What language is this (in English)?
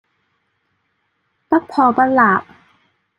Cantonese